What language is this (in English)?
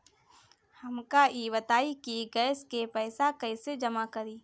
Bhojpuri